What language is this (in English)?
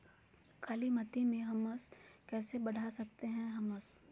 Magahi